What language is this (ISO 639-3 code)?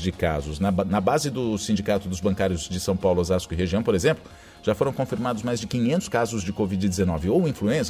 por